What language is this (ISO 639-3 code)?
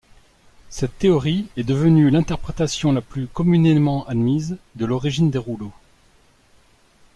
fra